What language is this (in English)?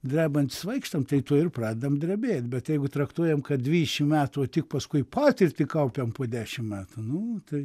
Lithuanian